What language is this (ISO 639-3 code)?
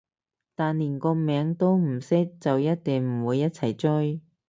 yue